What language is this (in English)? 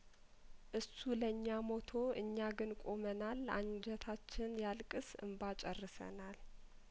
Amharic